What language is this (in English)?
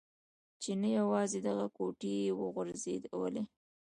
Pashto